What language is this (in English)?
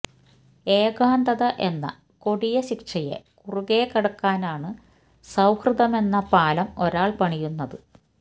Malayalam